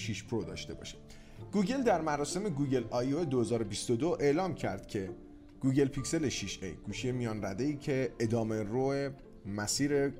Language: Persian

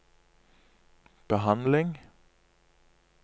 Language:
Norwegian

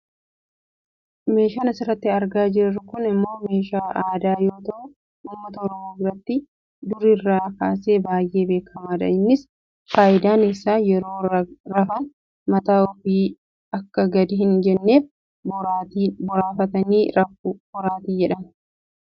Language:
Oromo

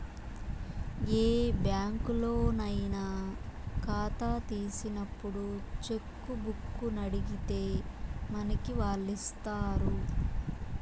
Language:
Telugu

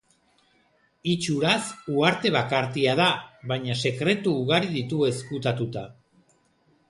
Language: Basque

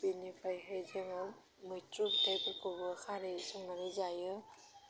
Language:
Bodo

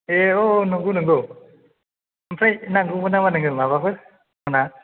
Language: Bodo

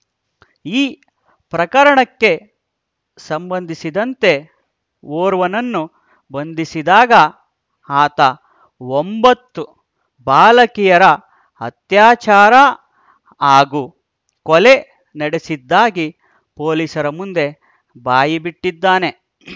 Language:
Kannada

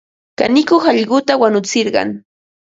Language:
Ambo-Pasco Quechua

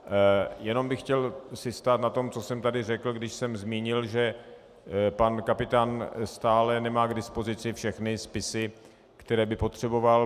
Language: Czech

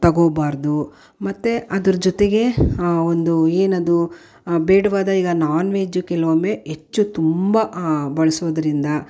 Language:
Kannada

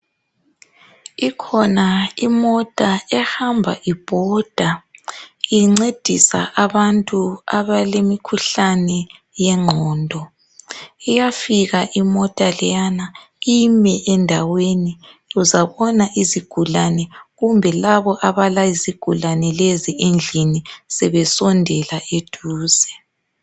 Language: North Ndebele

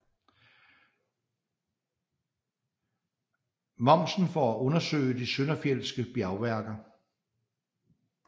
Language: Danish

